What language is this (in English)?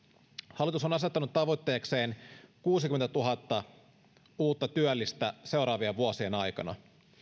Finnish